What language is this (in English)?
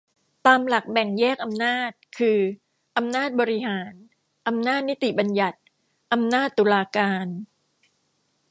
Thai